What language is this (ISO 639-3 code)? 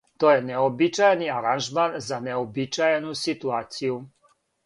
srp